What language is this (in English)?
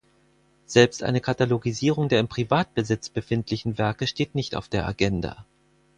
German